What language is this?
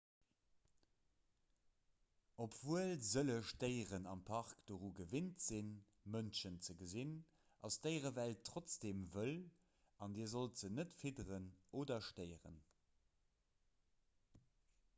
Luxembourgish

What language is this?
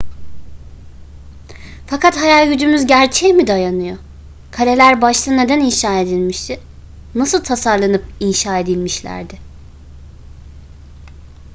Turkish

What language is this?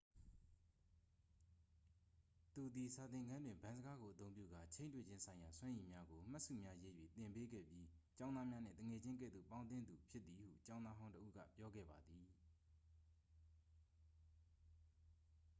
Burmese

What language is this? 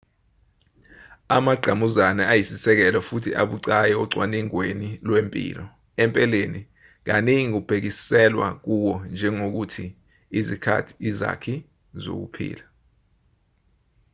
Zulu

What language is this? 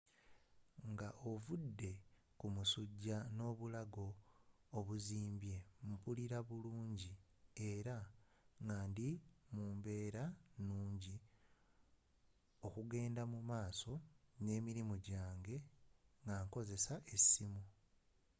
Ganda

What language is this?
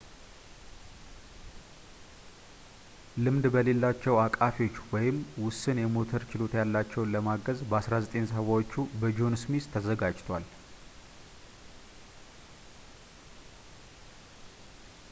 Amharic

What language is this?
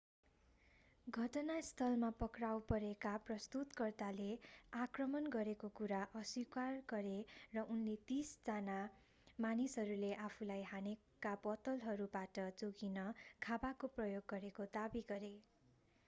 Nepali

